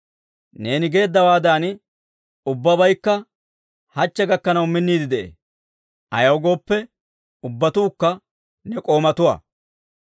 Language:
Dawro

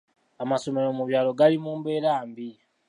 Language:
Ganda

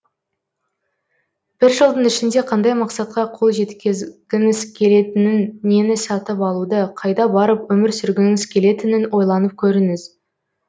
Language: Kazakh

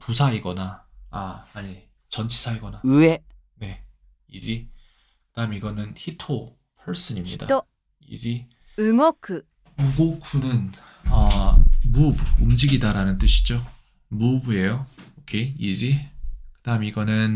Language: Korean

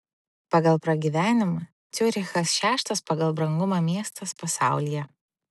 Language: Lithuanian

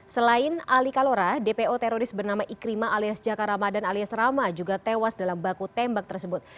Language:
Indonesian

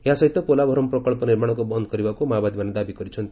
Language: Odia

